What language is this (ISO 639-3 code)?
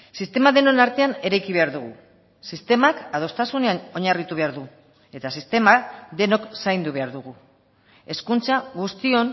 eus